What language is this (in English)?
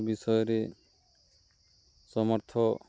Odia